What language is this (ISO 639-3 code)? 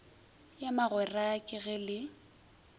nso